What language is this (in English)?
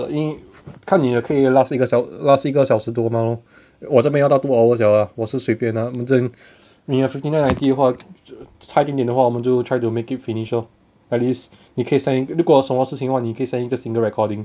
English